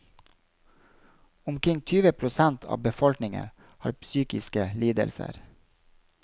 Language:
Norwegian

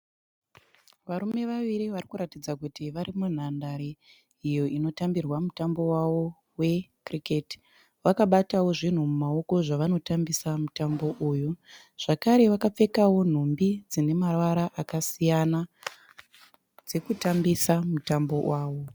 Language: Shona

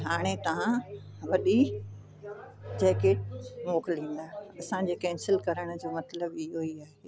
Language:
Sindhi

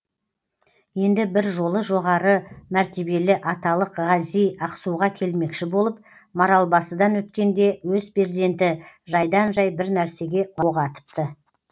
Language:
Kazakh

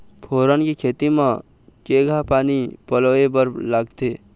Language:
Chhattisgarhi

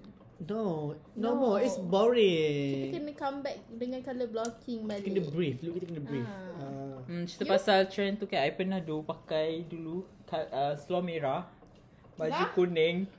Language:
Malay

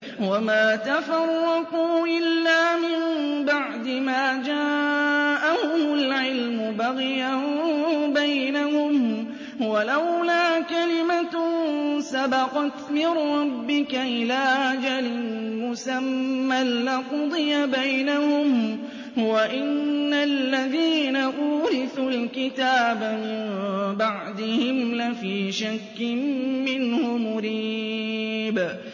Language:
Arabic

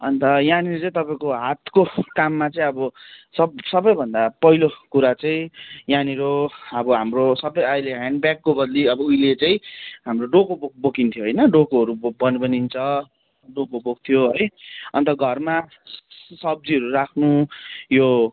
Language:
Nepali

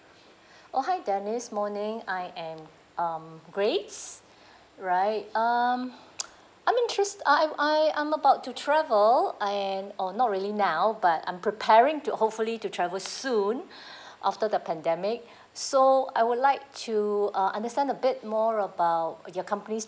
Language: English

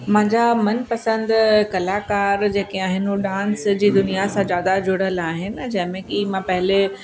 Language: Sindhi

